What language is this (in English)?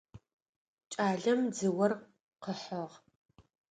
Adyghe